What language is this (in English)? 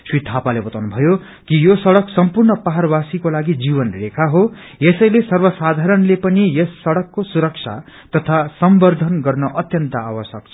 Nepali